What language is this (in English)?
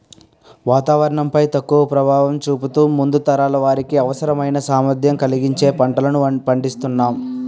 Telugu